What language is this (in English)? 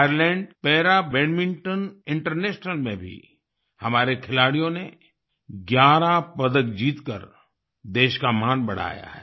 Hindi